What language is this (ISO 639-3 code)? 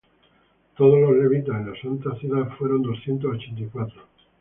spa